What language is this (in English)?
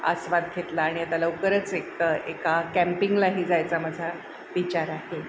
Marathi